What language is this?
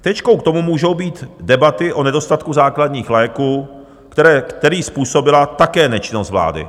Czech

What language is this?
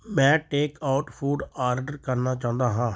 Punjabi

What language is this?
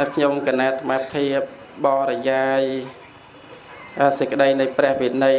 Vietnamese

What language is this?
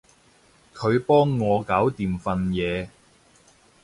Cantonese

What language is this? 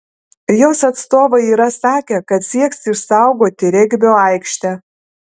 Lithuanian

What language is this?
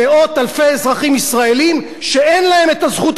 Hebrew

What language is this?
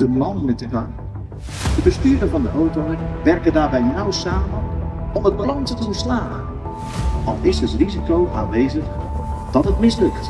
Dutch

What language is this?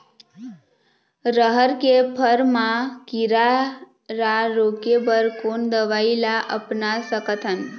Chhattisgarhi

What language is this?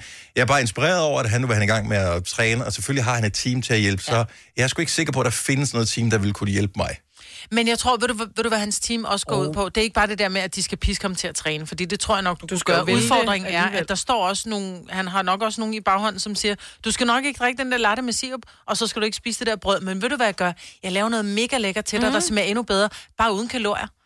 Danish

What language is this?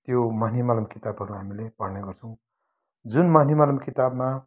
Nepali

